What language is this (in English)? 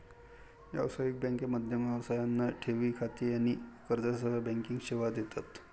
Marathi